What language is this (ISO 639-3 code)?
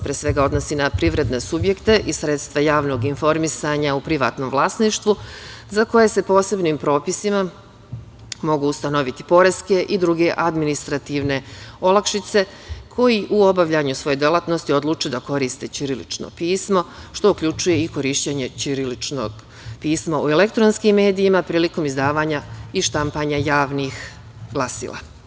srp